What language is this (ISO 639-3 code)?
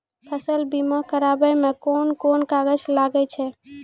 mai